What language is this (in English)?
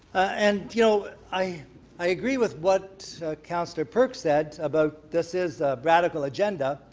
English